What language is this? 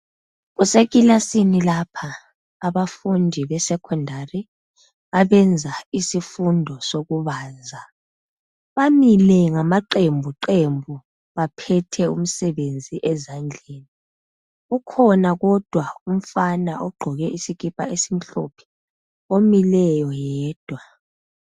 North Ndebele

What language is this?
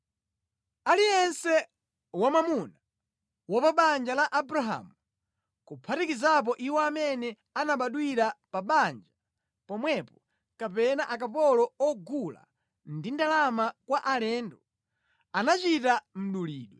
Nyanja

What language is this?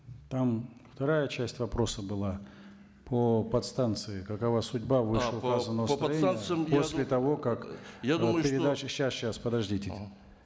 Kazakh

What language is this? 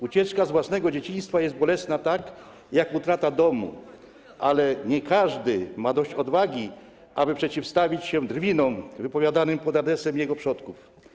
Polish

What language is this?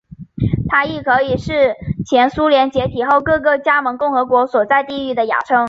Chinese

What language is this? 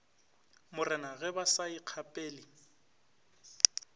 Northern Sotho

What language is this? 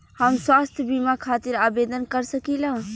Bhojpuri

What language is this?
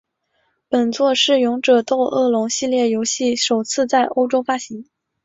Chinese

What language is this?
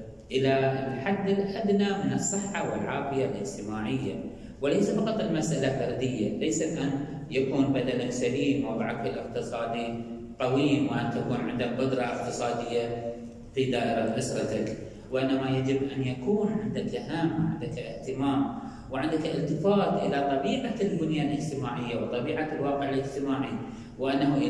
Arabic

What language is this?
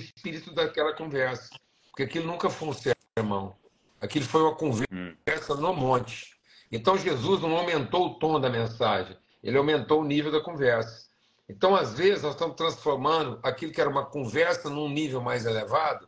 Portuguese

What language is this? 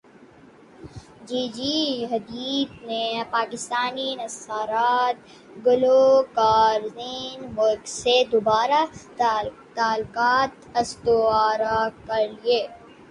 Urdu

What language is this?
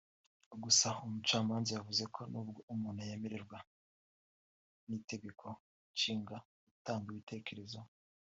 Kinyarwanda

